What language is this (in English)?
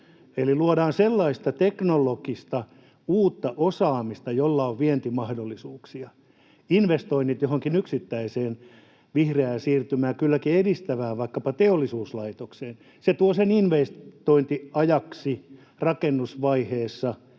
Finnish